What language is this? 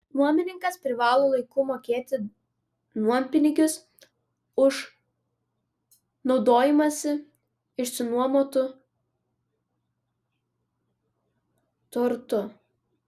Lithuanian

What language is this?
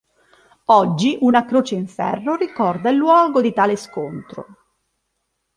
Italian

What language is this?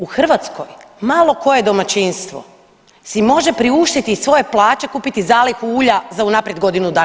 Croatian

